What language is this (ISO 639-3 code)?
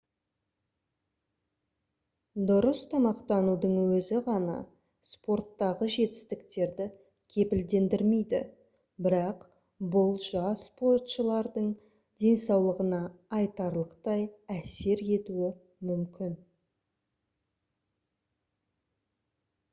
kaz